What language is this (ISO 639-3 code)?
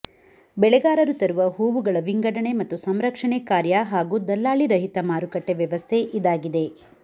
kan